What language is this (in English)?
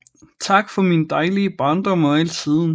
Danish